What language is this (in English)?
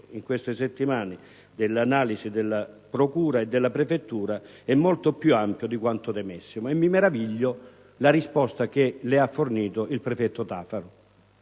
Italian